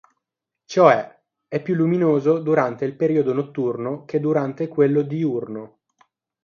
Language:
Italian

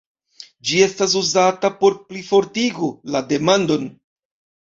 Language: Esperanto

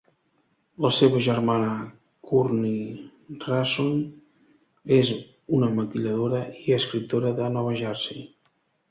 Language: Catalan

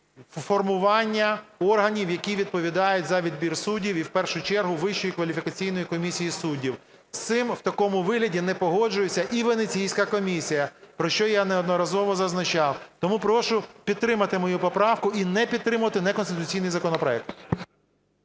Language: Ukrainian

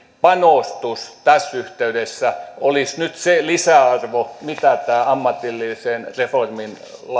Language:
Finnish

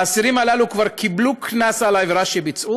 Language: Hebrew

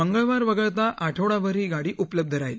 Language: Marathi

